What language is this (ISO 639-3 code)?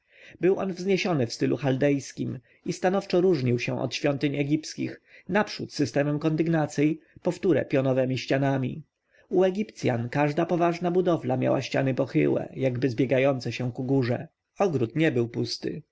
pol